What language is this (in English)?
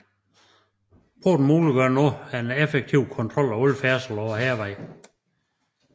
Danish